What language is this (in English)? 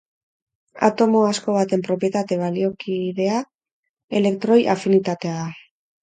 Basque